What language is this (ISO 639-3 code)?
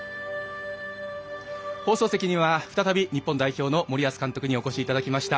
jpn